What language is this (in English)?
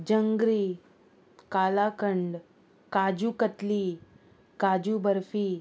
Konkani